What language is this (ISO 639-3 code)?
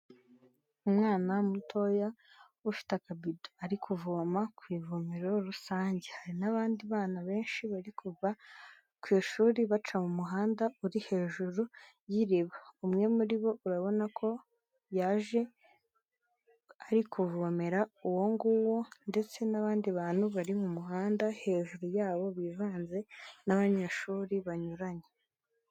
kin